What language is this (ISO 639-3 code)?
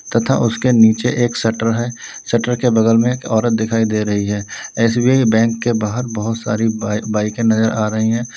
hin